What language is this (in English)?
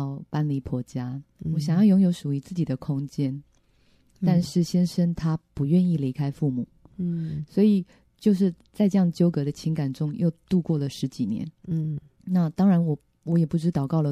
Chinese